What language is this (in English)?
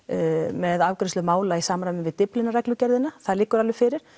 Icelandic